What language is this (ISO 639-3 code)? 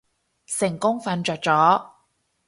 yue